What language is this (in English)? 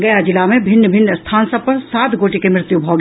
Maithili